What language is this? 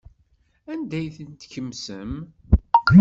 Kabyle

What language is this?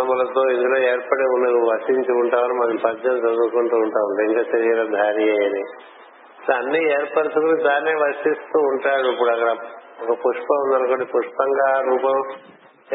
Telugu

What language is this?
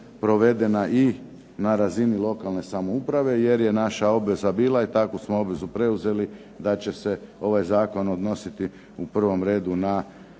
Croatian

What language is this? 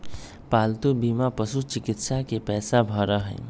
Magahi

